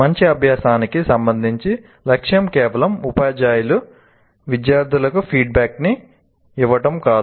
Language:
Telugu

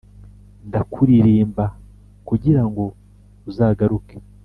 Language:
Kinyarwanda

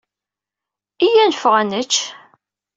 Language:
Kabyle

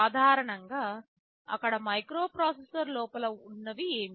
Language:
Telugu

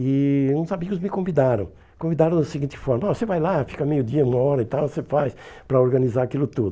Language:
Portuguese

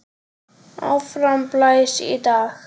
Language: Icelandic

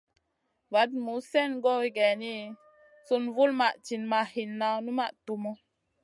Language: Masana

